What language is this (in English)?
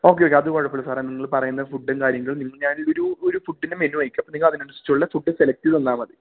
Malayalam